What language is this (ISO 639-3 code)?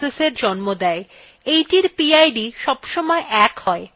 ben